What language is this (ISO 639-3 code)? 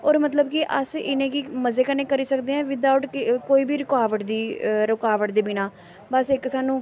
doi